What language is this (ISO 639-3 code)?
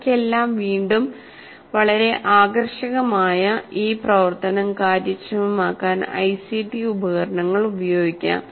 mal